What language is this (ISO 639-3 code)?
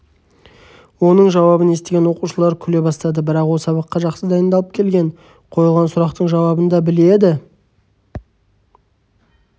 kaz